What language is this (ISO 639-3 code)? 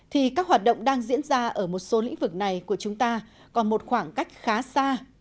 vie